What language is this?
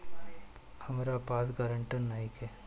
Bhojpuri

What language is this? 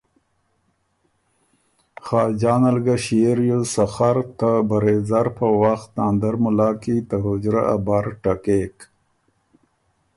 Ormuri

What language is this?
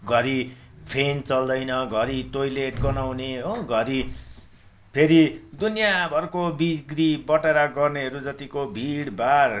Nepali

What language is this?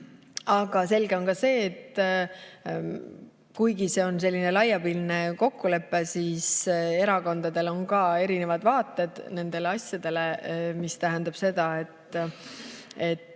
Estonian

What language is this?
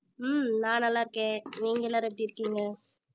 Tamil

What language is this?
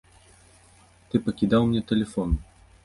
Belarusian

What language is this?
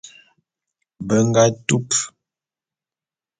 Bulu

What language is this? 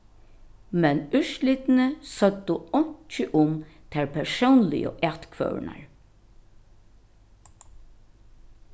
Faroese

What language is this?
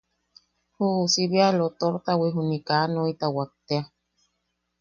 Yaqui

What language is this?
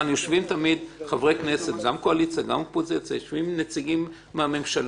Hebrew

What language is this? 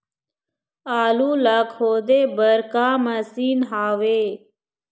Chhattisgarhi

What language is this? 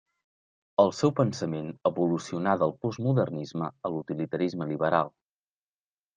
Catalan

